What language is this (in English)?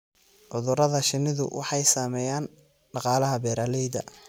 Somali